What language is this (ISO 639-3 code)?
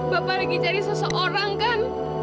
ind